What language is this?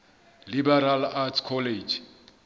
Southern Sotho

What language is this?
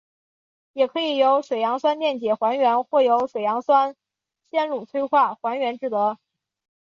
Chinese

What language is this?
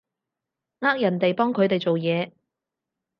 Cantonese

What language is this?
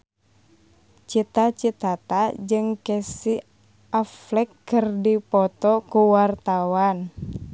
Sundanese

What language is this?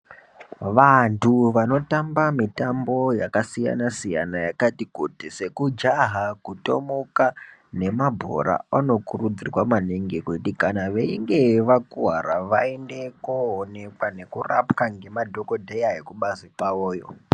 Ndau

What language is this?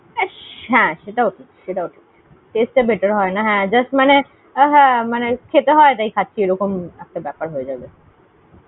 Bangla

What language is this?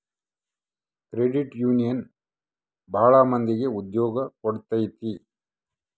Kannada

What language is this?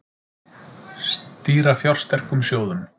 Icelandic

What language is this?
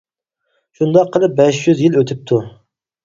Uyghur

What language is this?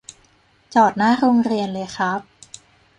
Thai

